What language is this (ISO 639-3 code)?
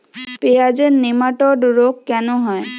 ben